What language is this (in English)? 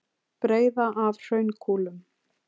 Icelandic